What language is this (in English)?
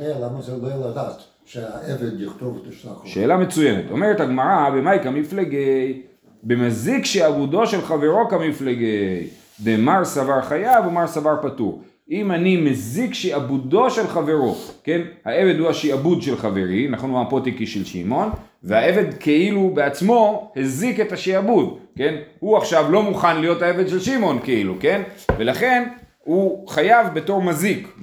Hebrew